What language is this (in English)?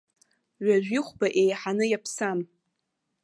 Abkhazian